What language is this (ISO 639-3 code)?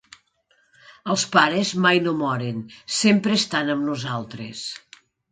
cat